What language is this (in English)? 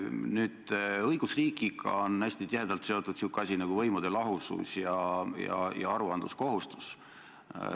Estonian